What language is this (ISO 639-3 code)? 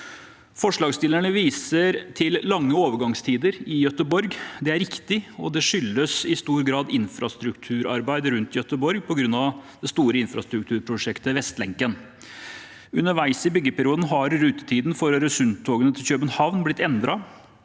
nor